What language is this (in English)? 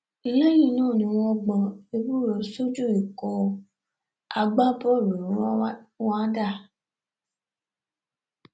Yoruba